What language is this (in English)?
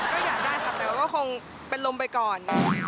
Thai